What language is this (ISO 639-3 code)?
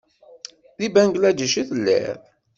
kab